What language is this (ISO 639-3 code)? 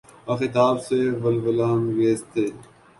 urd